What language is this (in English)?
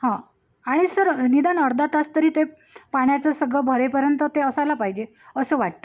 Marathi